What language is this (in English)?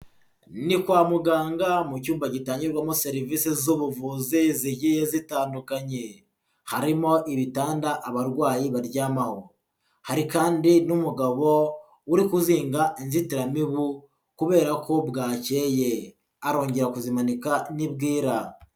Kinyarwanda